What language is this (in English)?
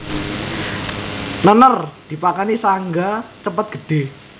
Javanese